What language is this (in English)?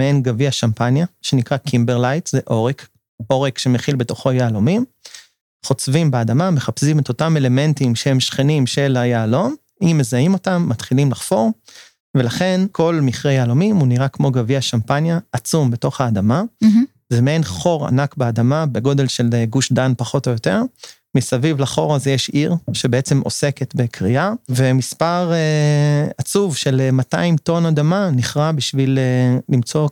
Hebrew